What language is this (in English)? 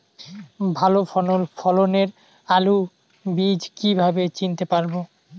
Bangla